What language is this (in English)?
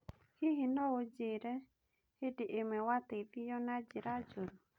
Kikuyu